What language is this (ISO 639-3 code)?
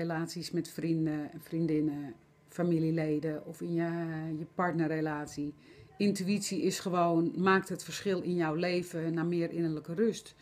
nld